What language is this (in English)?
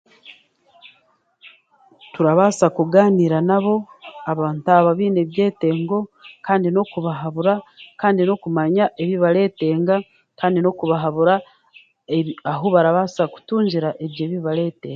Chiga